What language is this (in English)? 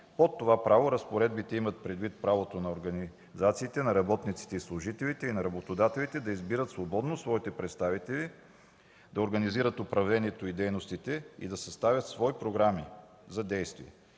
Bulgarian